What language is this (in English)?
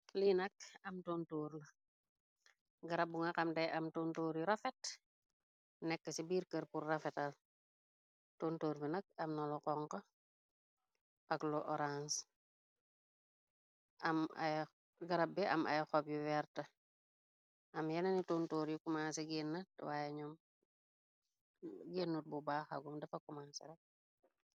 Wolof